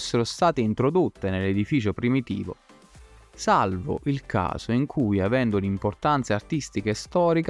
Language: Italian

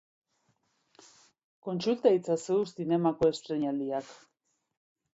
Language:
Basque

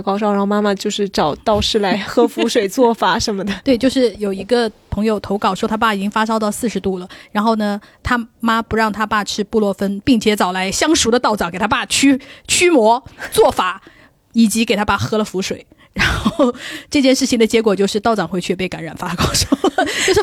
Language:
Chinese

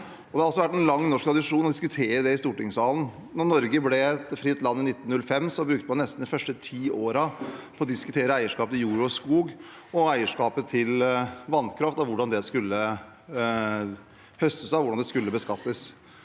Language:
Norwegian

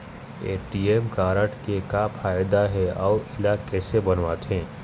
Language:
Chhattisgarhi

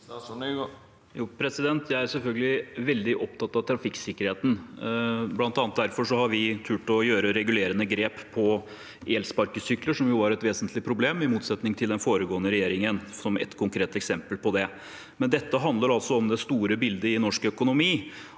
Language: Norwegian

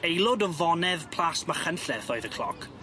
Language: Welsh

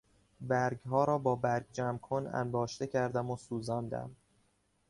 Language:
Persian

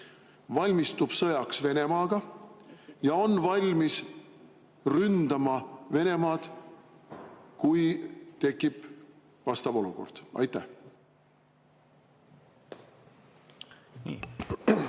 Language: Estonian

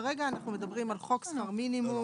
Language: Hebrew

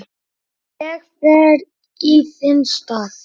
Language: Icelandic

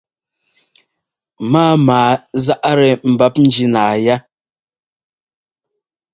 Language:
Ngomba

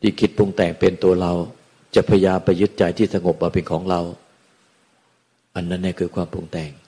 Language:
Thai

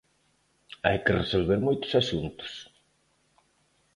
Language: Galician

